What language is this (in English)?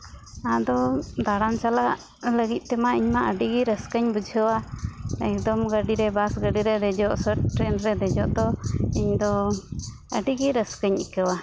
Santali